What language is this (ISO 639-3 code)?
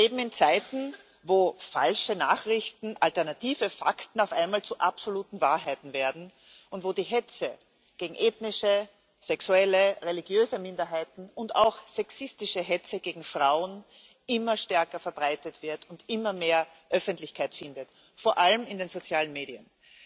deu